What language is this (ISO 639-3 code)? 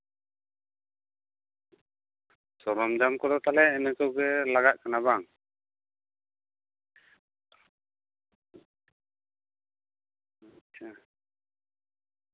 sat